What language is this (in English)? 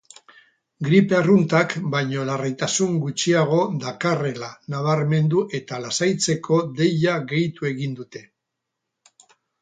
Basque